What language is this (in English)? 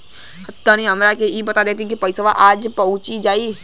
Bhojpuri